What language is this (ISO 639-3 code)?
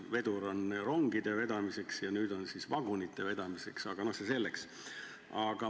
est